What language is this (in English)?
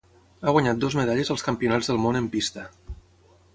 Catalan